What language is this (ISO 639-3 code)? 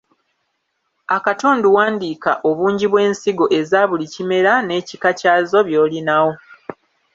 lug